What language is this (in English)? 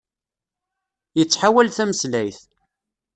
Kabyle